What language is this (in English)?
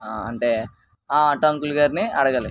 Telugu